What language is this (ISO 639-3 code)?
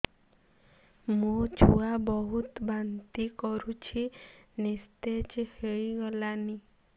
ori